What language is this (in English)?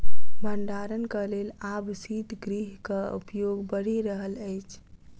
Maithili